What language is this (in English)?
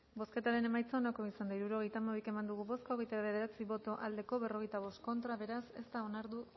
Basque